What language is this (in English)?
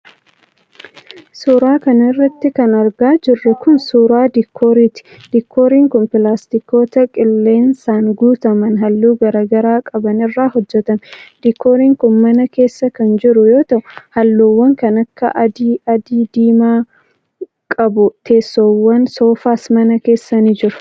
Oromo